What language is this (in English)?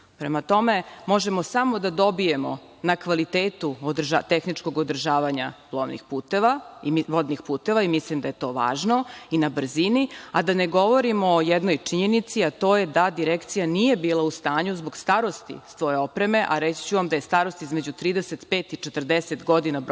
Serbian